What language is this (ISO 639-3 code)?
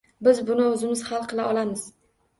uzb